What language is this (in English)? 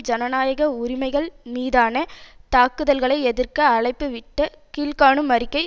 Tamil